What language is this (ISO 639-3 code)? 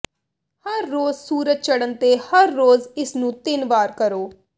pan